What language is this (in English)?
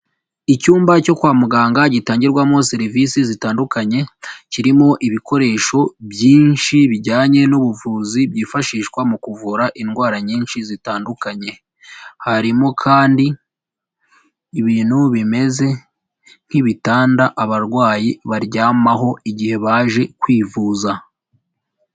Kinyarwanda